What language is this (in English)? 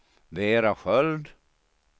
Swedish